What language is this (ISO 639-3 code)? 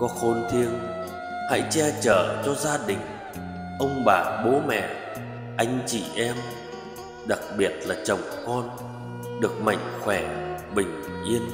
vie